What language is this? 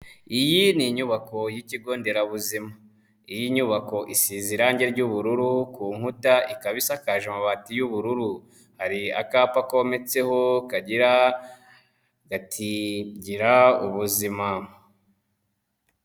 Kinyarwanda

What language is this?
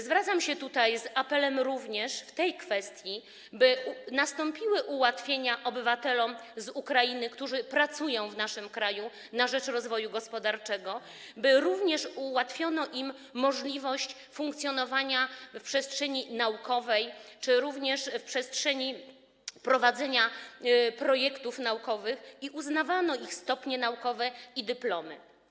Polish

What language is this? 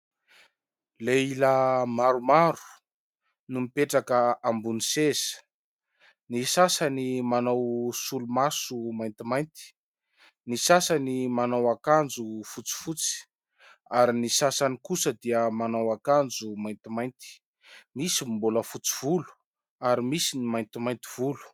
Malagasy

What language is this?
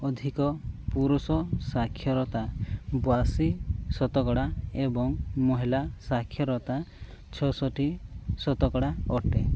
Odia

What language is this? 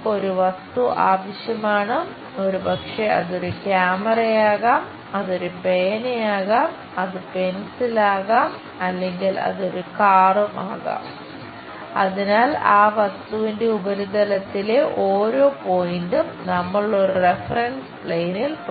Malayalam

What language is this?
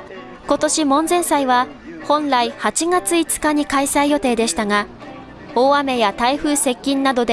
Japanese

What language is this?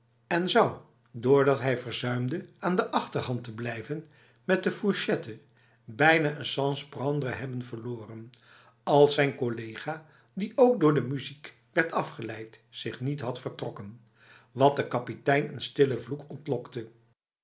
Dutch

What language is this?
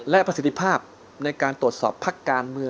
Thai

